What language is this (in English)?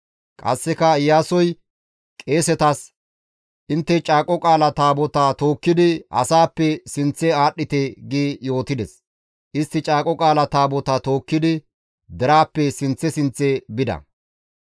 Gamo